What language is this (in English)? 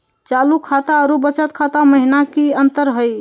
Magahi